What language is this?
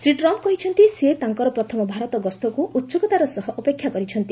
Odia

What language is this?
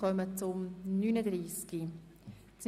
Swiss German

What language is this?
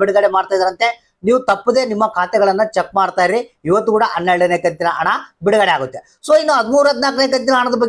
Kannada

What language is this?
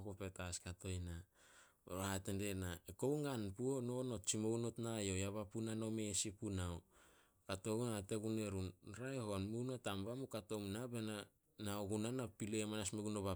Solos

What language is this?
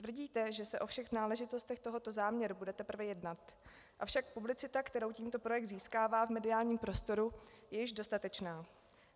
Czech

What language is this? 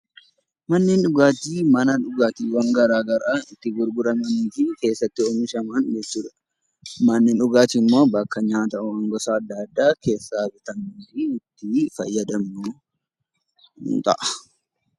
Oromo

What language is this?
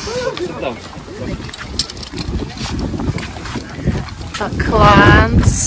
Czech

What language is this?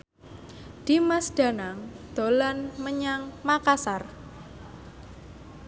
Javanese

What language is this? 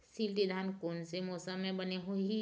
Chhattisgarhi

